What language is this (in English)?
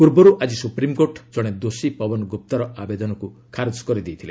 Odia